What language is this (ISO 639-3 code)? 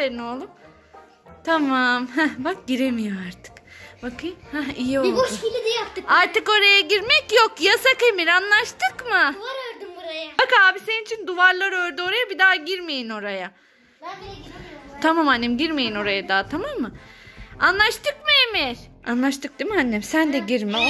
tur